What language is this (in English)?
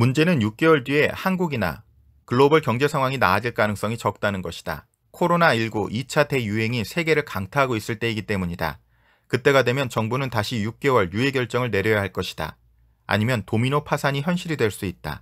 Korean